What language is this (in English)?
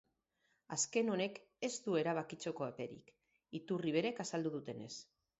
Basque